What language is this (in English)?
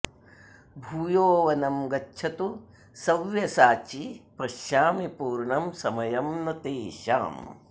Sanskrit